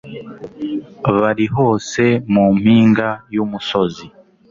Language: Kinyarwanda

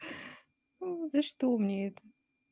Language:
Russian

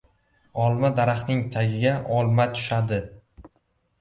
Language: Uzbek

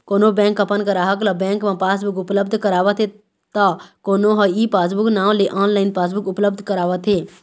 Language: Chhattisgarhi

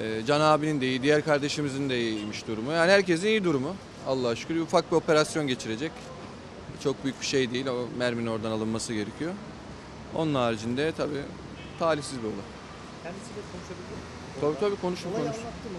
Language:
Turkish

